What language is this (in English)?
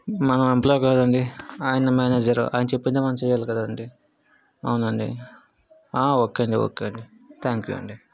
Telugu